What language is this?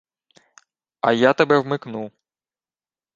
Ukrainian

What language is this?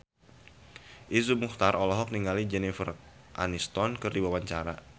Sundanese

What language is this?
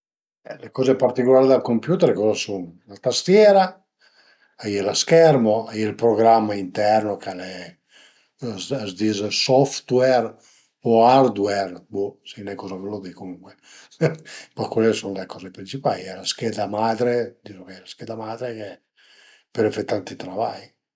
Piedmontese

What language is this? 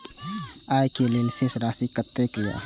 Maithili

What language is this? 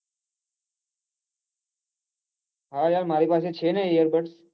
Gujarati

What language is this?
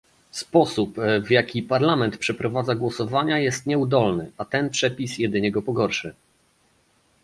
Polish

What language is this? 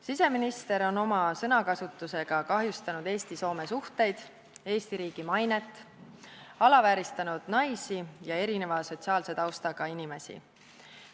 Estonian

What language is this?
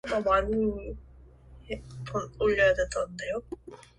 Korean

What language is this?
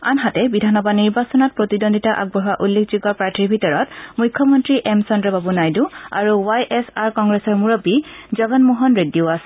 Assamese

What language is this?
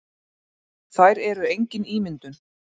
Icelandic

